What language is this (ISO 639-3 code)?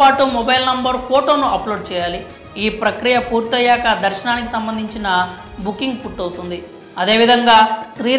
tel